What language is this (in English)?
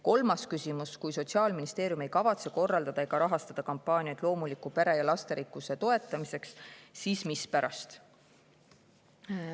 Estonian